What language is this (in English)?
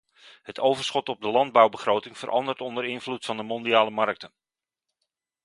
Dutch